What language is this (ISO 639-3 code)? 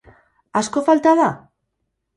eus